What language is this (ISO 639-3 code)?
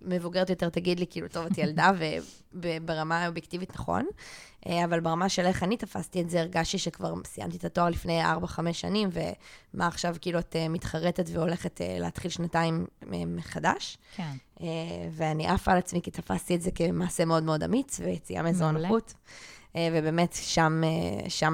heb